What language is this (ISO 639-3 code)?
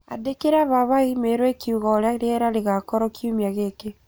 kik